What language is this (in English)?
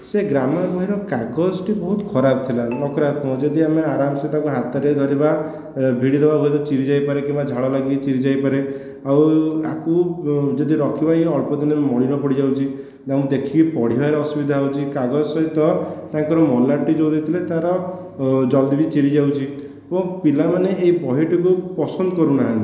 Odia